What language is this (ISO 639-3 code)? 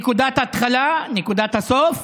heb